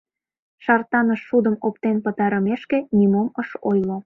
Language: Mari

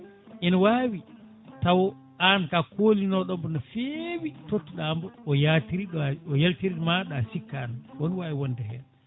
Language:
Fula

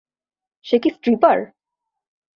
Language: Bangla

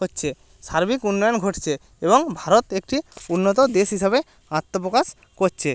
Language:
Bangla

